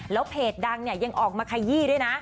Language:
Thai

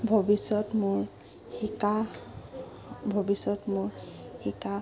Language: Assamese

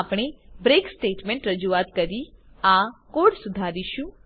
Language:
Gujarati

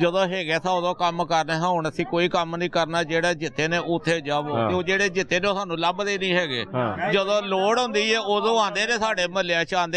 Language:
Turkish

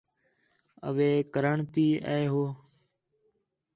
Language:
Khetrani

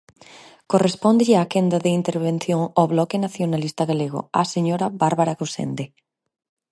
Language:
Galician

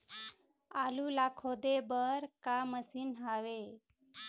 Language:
Chhattisgarhi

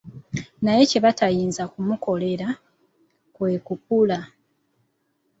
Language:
Ganda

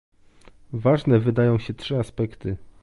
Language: Polish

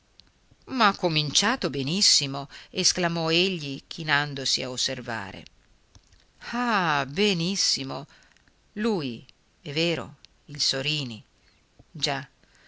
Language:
Italian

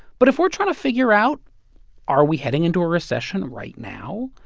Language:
English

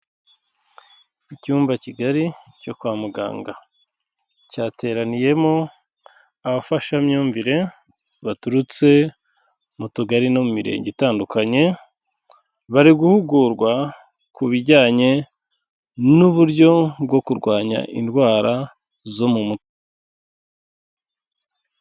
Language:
Kinyarwanda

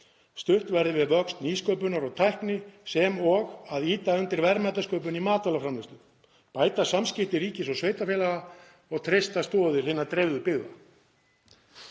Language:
Icelandic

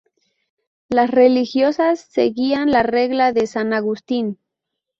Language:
Spanish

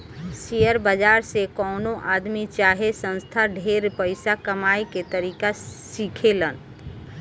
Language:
Bhojpuri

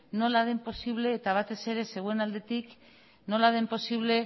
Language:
Basque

